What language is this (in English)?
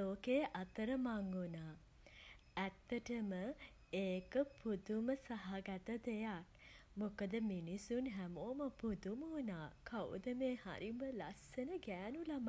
Sinhala